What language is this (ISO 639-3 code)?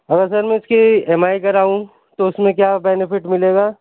urd